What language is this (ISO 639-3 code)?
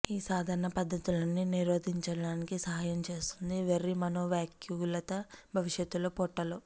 tel